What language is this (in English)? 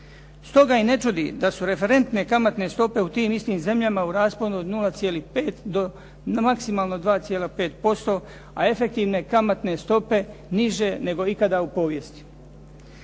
Croatian